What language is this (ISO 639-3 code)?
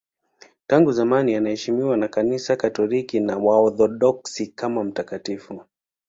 swa